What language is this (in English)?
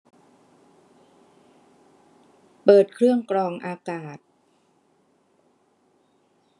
Thai